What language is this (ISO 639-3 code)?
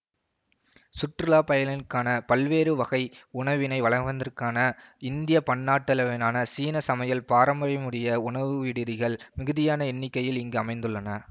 tam